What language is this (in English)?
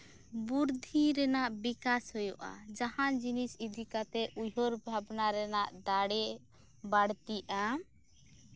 Santali